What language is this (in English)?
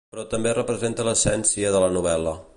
Catalan